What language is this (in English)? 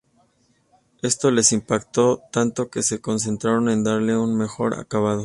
Spanish